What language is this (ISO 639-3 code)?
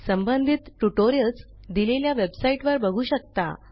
mar